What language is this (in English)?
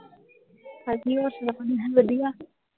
Punjabi